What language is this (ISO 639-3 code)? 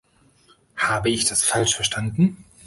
deu